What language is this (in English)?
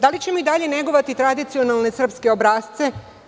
Serbian